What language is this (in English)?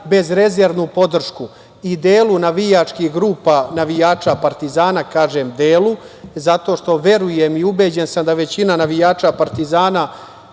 Serbian